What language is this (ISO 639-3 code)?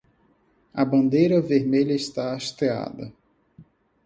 por